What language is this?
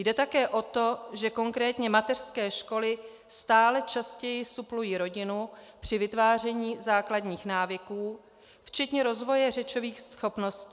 Czech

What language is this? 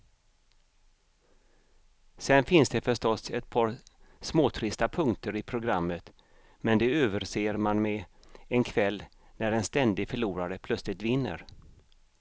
Swedish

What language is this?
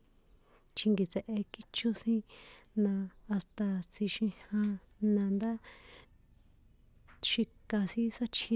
San Juan Atzingo Popoloca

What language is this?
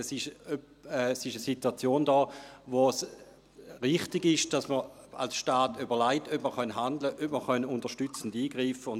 Swiss German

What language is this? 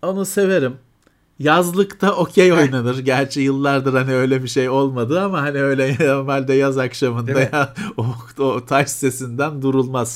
Turkish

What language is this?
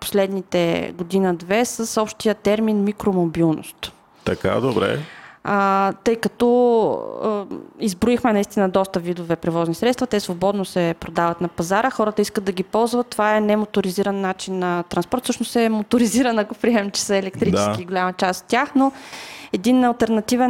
Bulgarian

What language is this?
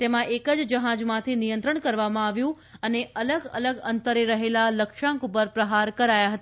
Gujarati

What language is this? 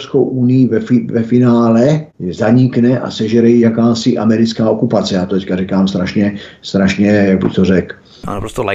Czech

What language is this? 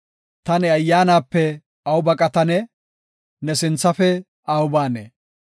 Gofa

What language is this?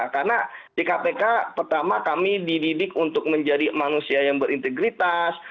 Indonesian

